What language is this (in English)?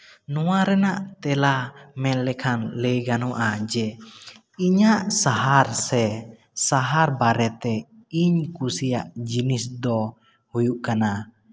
Santali